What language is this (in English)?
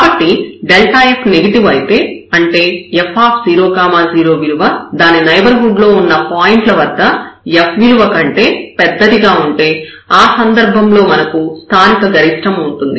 Telugu